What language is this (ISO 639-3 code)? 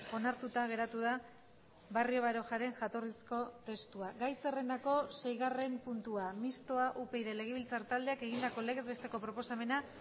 eus